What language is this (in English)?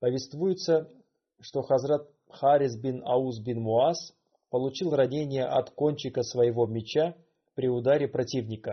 Russian